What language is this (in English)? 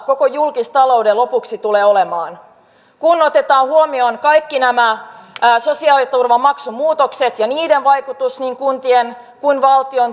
Finnish